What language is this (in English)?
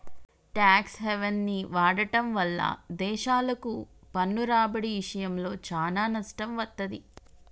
Telugu